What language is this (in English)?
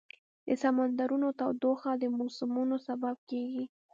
Pashto